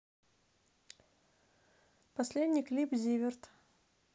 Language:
Russian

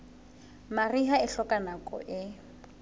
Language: Southern Sotho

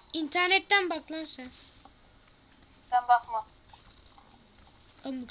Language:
Turkish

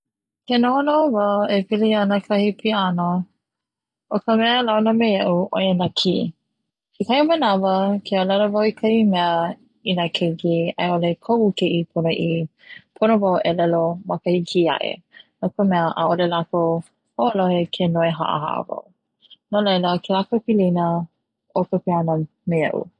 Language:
Hawaiian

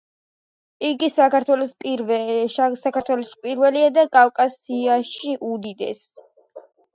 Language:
Georgian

